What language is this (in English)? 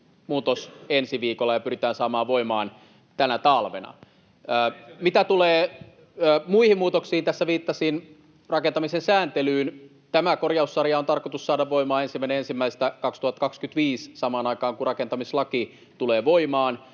Finnish